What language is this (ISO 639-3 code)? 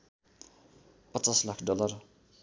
nep